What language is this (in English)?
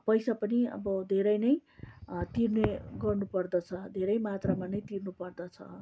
Nepali